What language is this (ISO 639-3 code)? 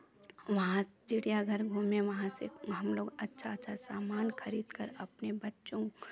hin